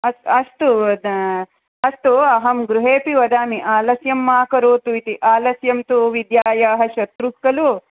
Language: Sanskrit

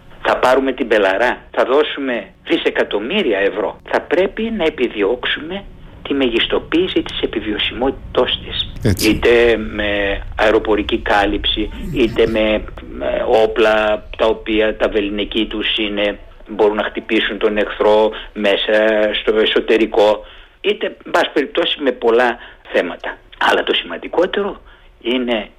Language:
Greek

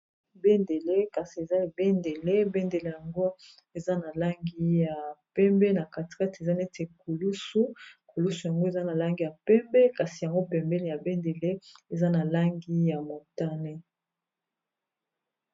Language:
Lingala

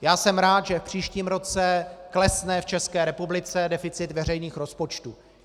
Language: Czech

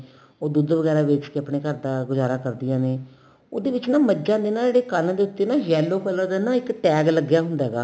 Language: Punjabi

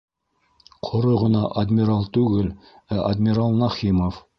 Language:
Bashkir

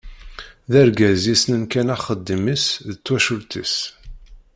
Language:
Kabyle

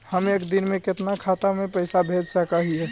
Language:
Magahi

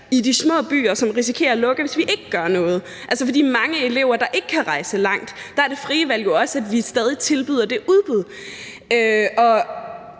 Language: Danish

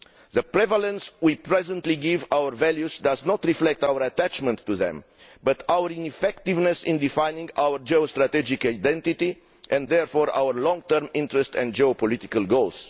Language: English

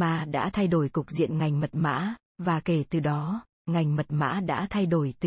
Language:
Vietnamese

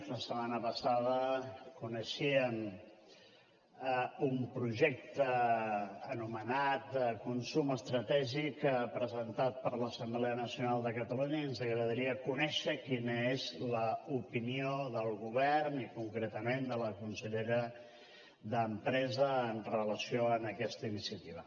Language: Catalan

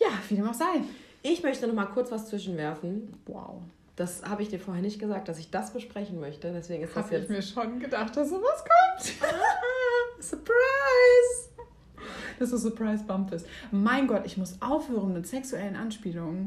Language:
German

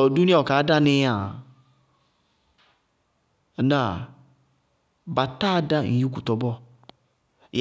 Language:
Bago-Kusuntu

